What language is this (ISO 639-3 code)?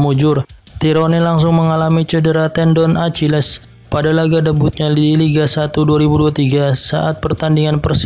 ind